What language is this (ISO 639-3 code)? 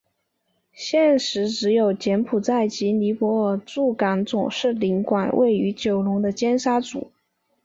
zho